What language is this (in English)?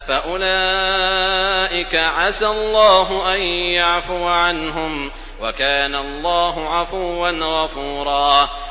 Arabic